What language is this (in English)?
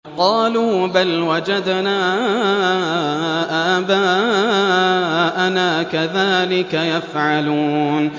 Arabic